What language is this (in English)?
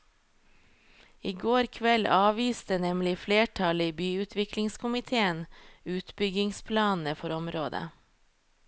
Norwegian